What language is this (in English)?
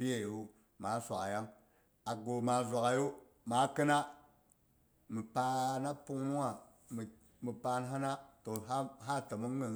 Boghom